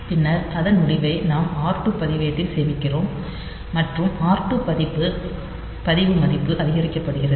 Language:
Tamil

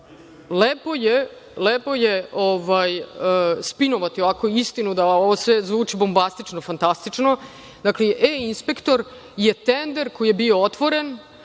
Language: Serbian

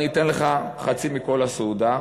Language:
Hebrew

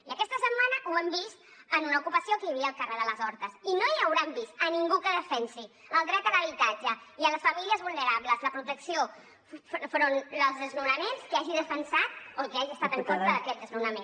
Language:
Catalan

